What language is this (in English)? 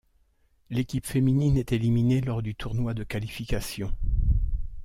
French